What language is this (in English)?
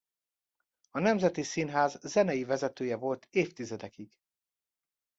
Hungarian